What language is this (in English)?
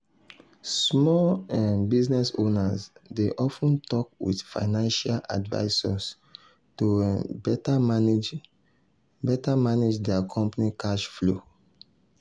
Nigerian Pidgin